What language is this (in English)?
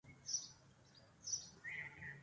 Urdu